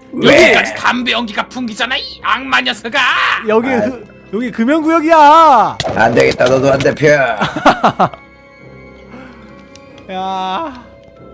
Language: Korean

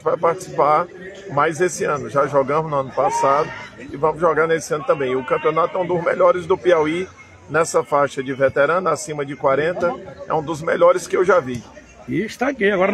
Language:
Portuguese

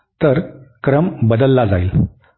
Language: Marathi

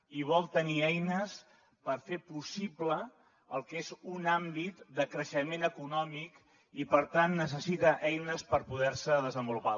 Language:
Catalan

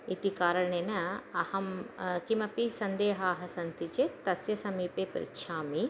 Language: Sanskrit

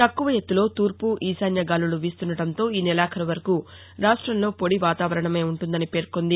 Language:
Telugu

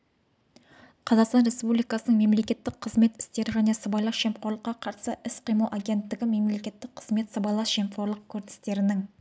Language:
Kazakh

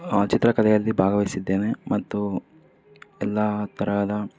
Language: Kannada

